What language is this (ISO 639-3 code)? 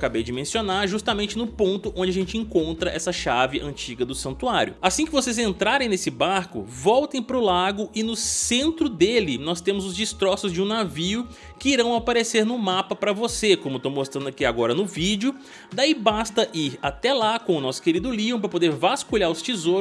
por